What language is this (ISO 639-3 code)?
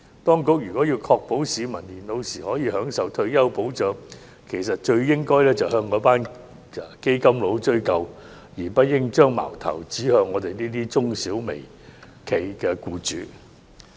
yue